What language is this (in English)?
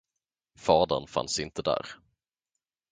Swedish